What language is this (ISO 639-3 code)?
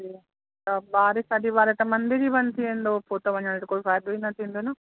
snd